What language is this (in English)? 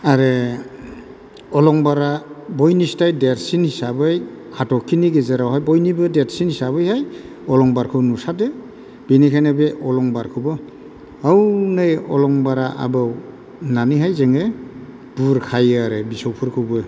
Bodo